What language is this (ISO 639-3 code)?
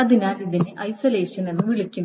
mal